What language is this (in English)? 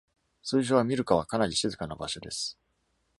Japanese